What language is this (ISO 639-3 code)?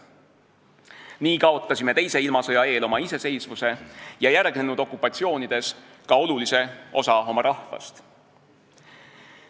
est